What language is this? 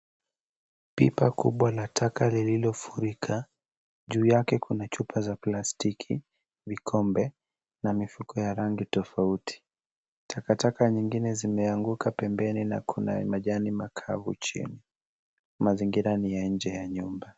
Swahili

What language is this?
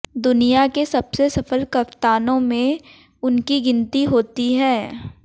Hindi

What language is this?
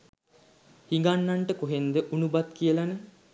Sinhala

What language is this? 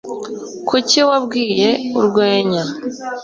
Kinyarwanda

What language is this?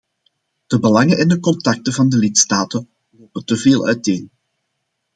Dutch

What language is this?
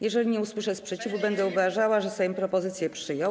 Polish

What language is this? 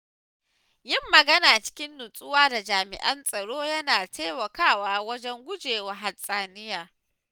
Hausa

